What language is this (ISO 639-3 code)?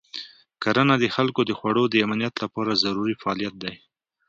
pus